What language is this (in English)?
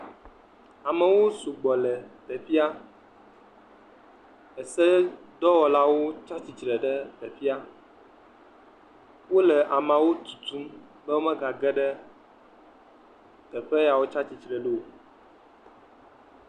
Ewe